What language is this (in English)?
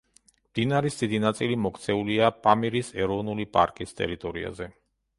Georgian